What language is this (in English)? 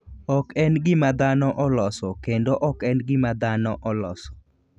Luo (Kenya and Tanzania)